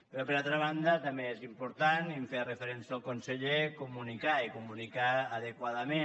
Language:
Catalan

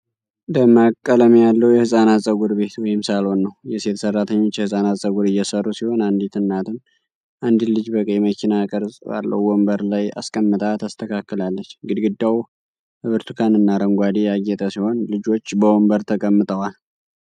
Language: Amharic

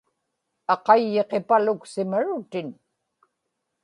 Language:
Inupiaq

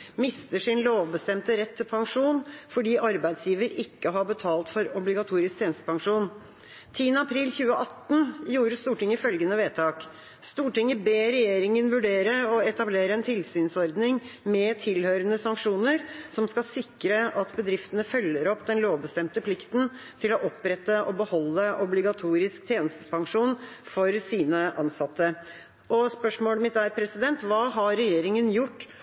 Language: Norwegian Bokmål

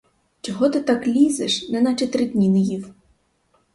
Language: Ukrainian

